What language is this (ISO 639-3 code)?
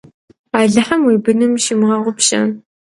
kbd